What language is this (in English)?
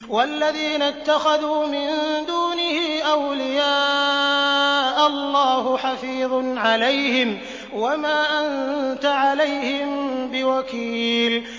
Arabic